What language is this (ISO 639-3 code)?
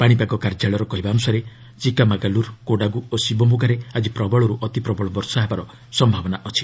ori